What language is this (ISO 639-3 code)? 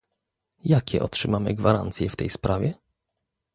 pol